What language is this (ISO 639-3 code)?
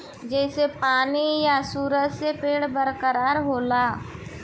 bho